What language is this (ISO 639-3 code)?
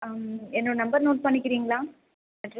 tam